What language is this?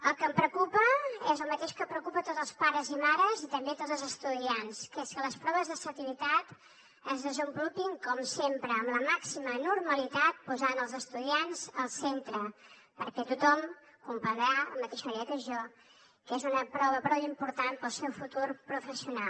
Catalan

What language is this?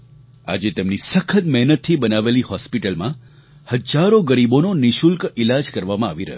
Gujarati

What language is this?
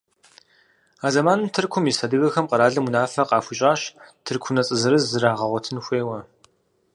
Kabardian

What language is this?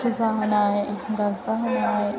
Bodo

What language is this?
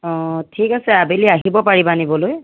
Assamese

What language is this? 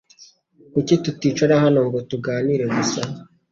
Kinyarwanda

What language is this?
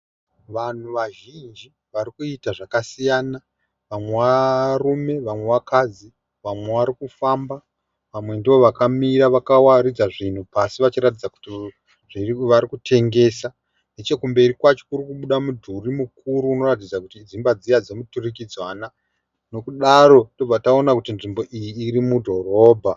Shona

